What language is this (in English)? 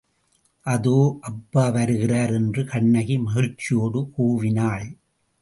Tamil